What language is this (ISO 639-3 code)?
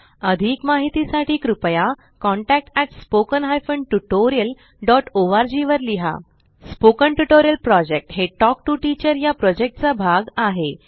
mar